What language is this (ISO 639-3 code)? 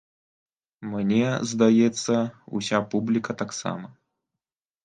bel